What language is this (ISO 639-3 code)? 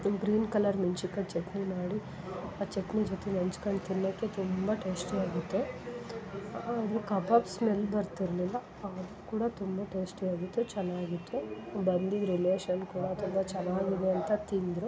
kan